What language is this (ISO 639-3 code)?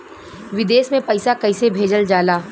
bho